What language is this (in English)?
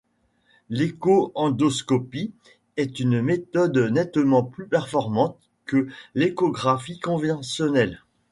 French